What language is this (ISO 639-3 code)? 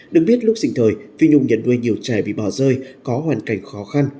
vie